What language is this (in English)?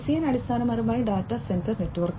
Malayalam